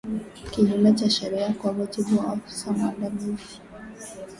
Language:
Swahili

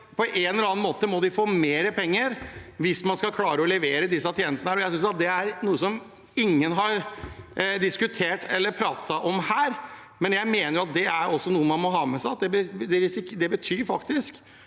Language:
Norwegian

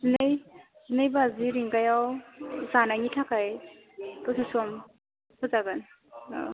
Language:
Bodo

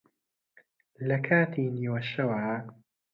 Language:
Central Kurdish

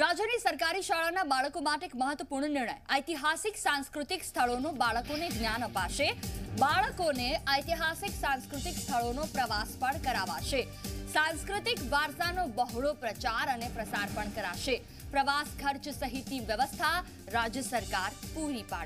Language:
Hindi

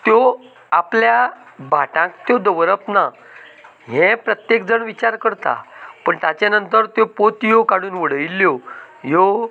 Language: Konkani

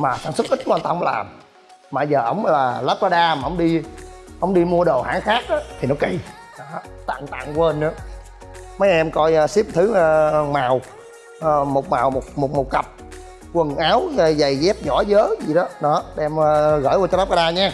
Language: Vietnamese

